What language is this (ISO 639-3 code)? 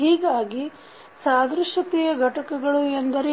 kan